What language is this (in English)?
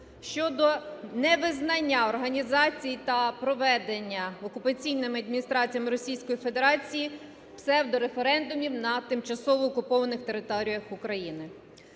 Ukrainian